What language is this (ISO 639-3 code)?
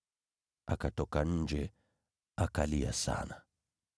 swa